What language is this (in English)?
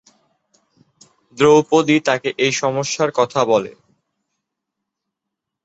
Bangla